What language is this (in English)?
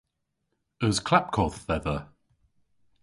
Cornish